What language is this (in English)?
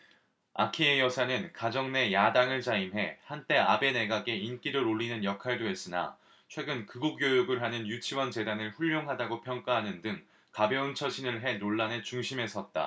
Korean